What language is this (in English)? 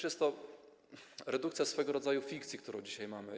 Polish